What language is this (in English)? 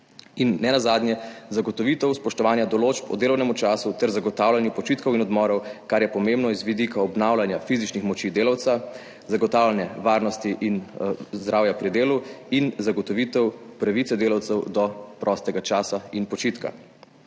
Slovenian